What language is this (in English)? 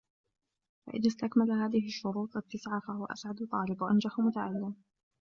Arabic